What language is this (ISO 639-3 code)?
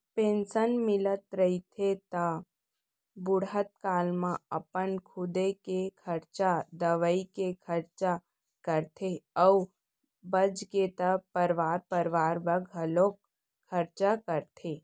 hne